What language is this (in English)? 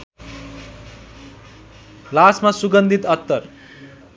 Nepali